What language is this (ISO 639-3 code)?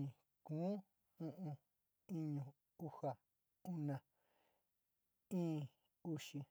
xti